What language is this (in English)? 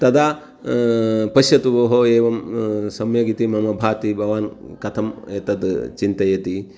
Sanskrit